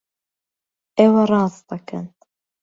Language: Central Kurdish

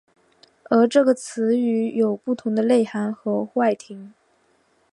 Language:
Chinese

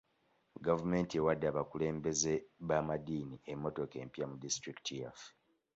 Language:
Ganda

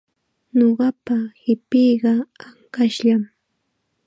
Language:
Chiquián Ancash Quechua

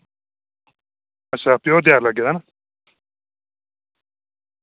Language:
Dogri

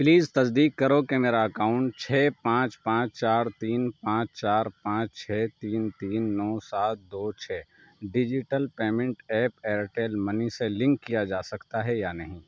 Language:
Urdu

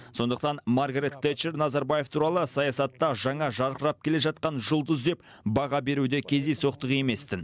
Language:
Kazakh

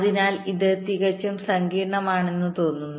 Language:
Malayalam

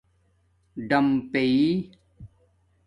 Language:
Domaaki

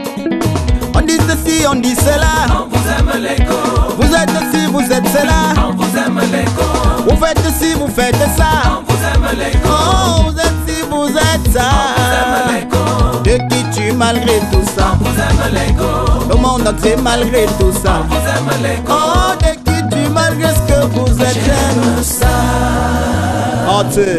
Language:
Arabic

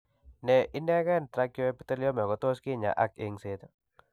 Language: Kalenjin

